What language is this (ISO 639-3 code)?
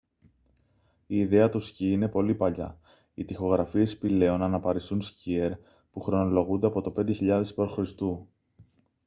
ell